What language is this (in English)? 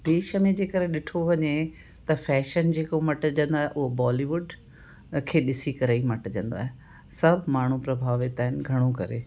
Sindhi